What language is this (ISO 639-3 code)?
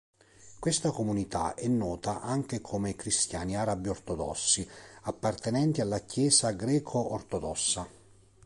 ita